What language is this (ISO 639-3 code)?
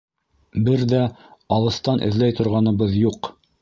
bak